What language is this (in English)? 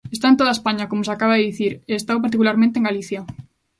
Galician